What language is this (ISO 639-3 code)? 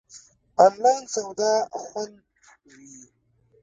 pus